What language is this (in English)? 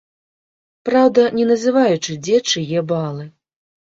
Belarusian